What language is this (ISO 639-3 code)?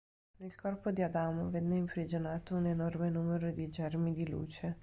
ita